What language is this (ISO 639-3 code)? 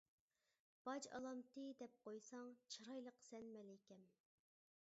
uig